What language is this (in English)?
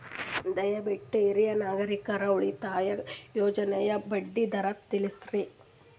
Kannada